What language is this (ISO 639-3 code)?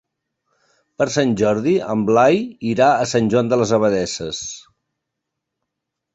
cat